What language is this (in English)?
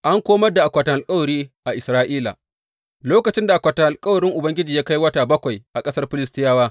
Hausa